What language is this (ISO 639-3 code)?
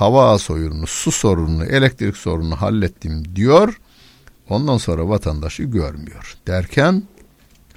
tur